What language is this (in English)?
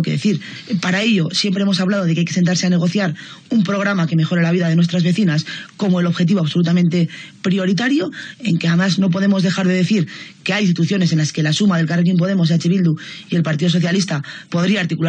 Spanish